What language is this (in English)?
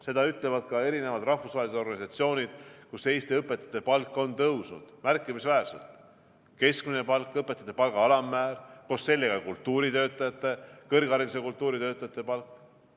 Estonian